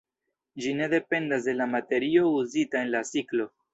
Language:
Esperanto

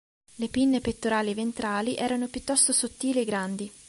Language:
Italian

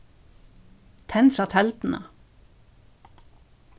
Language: Faroese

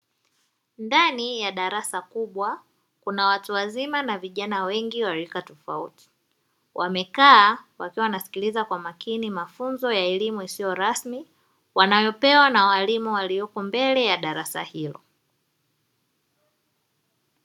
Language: Swahili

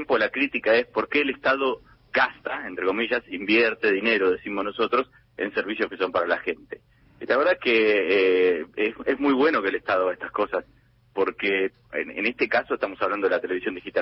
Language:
Spanish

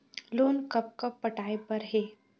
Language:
Chhattisgarhi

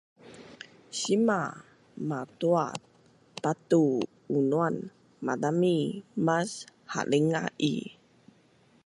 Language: Bunun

